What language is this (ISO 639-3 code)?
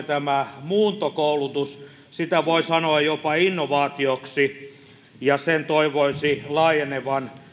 fin